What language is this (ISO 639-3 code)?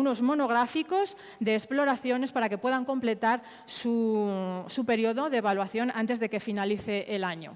spa